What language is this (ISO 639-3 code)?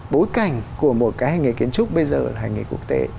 vie